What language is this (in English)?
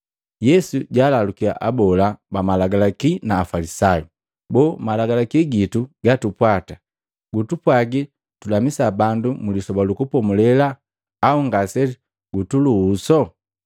Matengo